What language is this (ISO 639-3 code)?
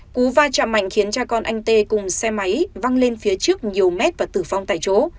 vie